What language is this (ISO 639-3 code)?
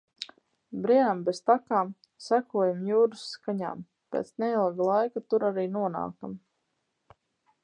lav